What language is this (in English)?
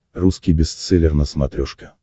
Russian